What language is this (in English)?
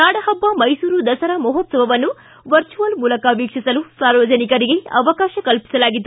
Kannada